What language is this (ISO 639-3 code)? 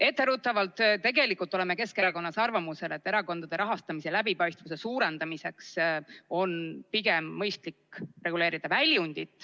est